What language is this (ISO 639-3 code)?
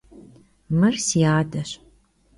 kbd